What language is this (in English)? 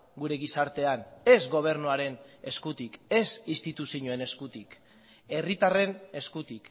Basque